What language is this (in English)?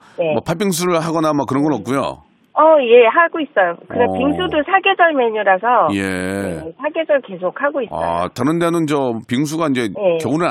Korean